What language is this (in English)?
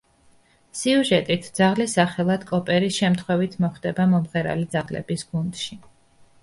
Georgian